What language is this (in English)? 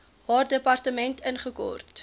Afrikaans